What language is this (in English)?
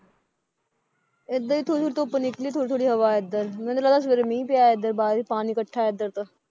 Punjabi